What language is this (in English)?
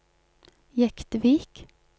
Norwegian